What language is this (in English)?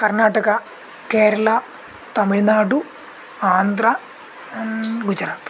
Sanskrit